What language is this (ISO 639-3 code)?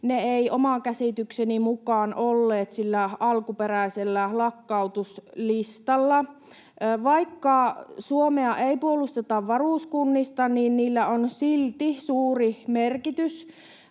fin